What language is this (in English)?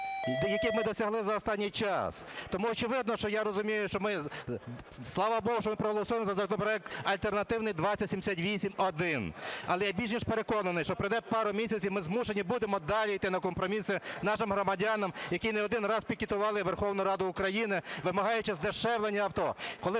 Ukrainian